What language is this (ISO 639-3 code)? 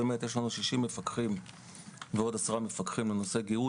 heb